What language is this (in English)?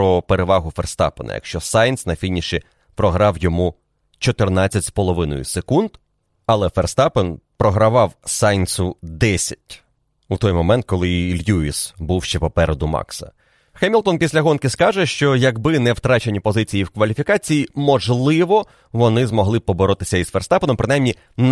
Ukrainian